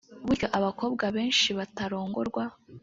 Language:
Kinyarwanda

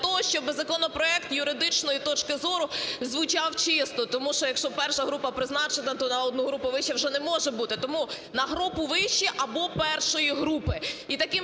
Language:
Ukrainian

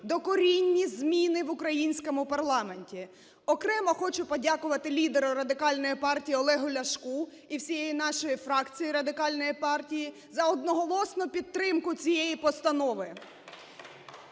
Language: Ukrainian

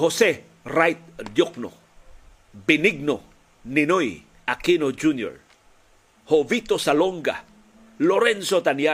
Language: Filipino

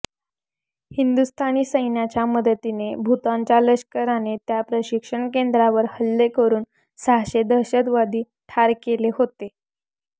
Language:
Marathi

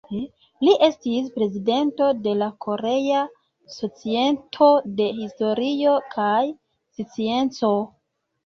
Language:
Esperanto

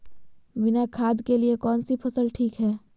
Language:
Magahi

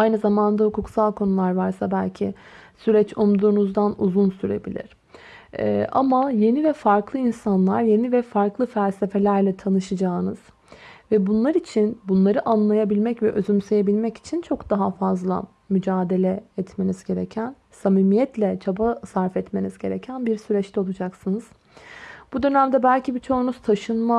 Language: Turkish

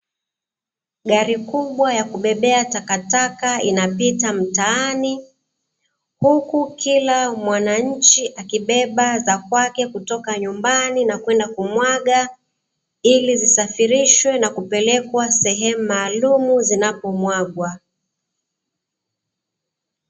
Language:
Swahili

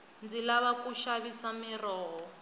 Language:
Tsonga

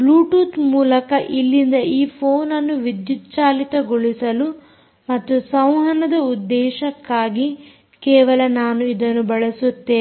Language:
Kannada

